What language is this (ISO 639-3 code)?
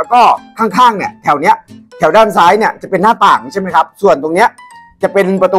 tha